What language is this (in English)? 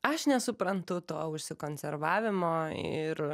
Lithuanian